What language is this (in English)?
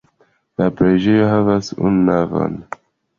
Esperanto